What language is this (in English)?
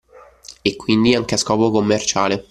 Italian